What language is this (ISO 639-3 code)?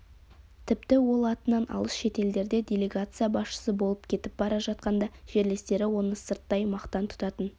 kaz